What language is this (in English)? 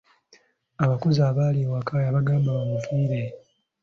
Ganda